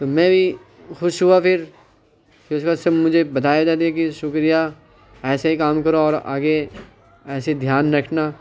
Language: Urdu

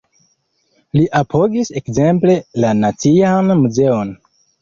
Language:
Esperanto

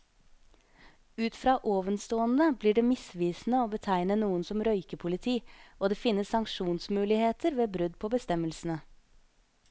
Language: Norwegian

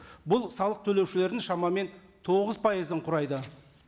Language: Kazakh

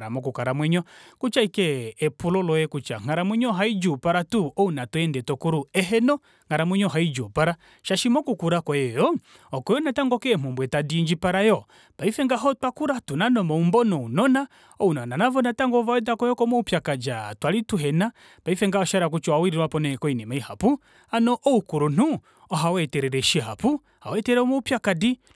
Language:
Kuanyama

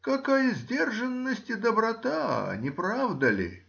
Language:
Russian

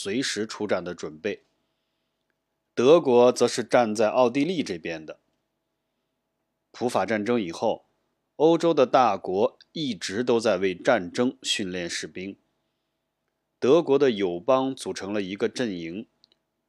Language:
Chinese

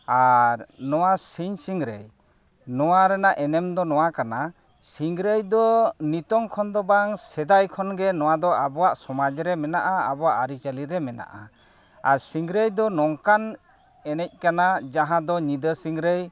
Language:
Santali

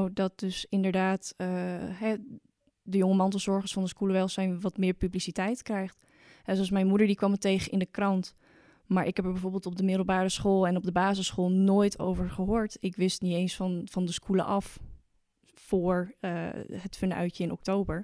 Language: Dutch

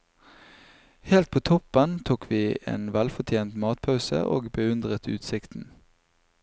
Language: Norwegian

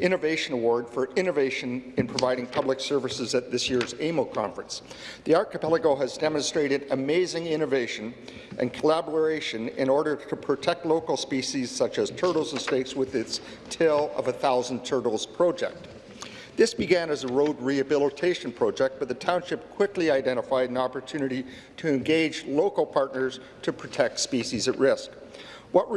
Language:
English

